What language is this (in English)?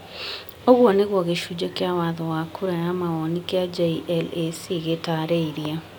Kikuyu